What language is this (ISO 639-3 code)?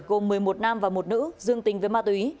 vie